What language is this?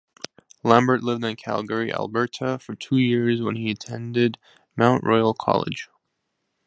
English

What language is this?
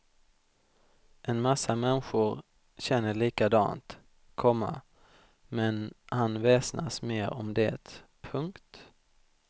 Swedish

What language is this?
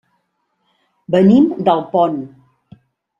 Catalan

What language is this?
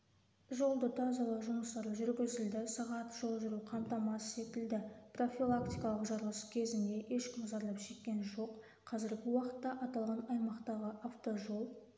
Kazakh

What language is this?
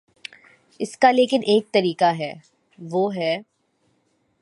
Urdu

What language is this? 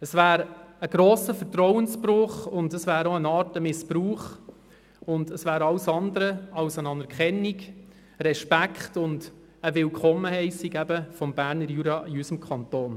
Swiss German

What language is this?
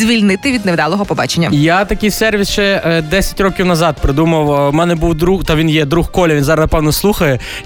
Ukrainian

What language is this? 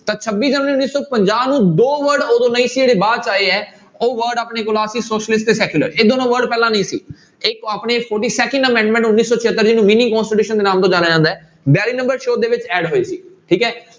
Punjabi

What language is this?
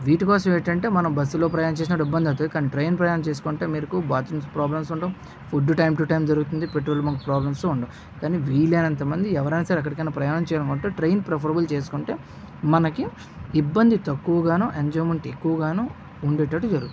Telugu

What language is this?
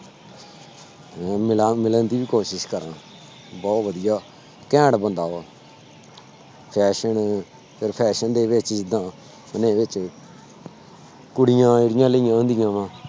Punjabi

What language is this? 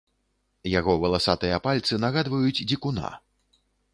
Belarusian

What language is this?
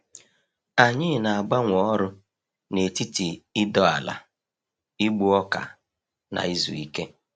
Igbo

